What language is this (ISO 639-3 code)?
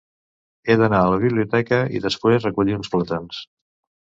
cat